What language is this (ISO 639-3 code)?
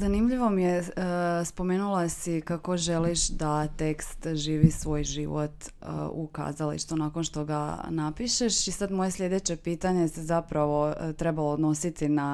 hrv